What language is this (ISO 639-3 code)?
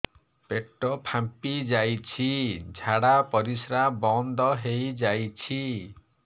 ori